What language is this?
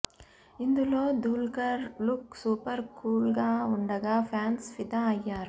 Telugu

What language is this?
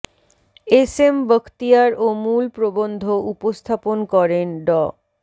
Bangla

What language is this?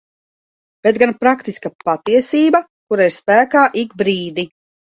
Latvian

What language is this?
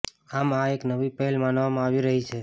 Gujarati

